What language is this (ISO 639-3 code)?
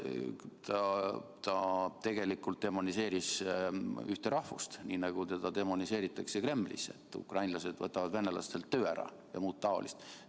est